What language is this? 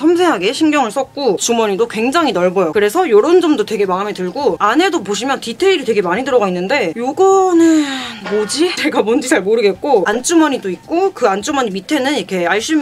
Korean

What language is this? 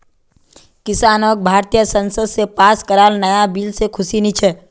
Magahi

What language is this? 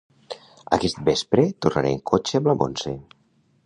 Catalan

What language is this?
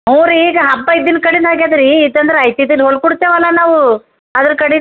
Kannada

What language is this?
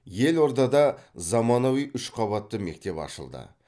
Kazakh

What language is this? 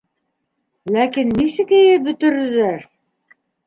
Bashkir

